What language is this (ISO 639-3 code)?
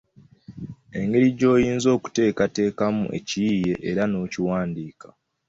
lug